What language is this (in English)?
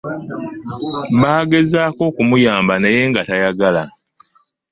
Ganda